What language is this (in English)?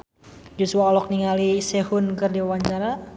Sundanese